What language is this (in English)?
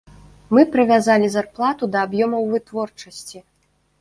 Belarusian